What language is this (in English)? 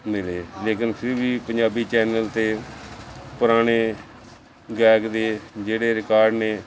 Punjabi